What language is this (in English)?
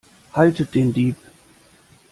German